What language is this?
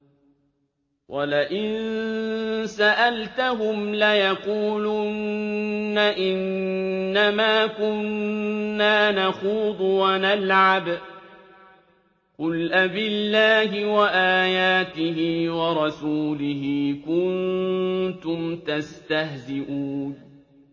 Arabic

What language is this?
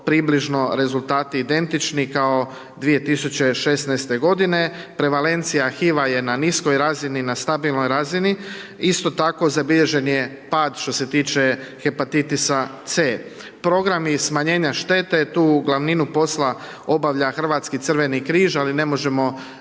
Croatian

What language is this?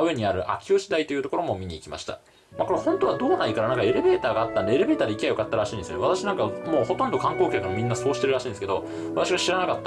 Japanese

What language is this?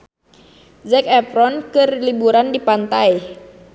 Sundanese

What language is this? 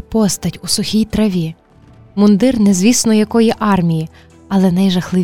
Ukrainian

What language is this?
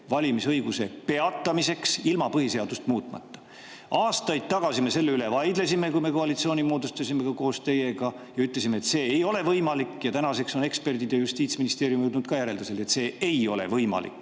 Estonian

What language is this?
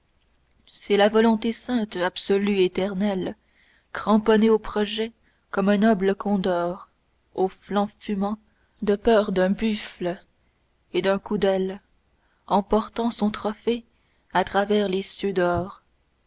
French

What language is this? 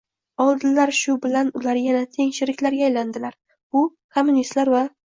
Uzbek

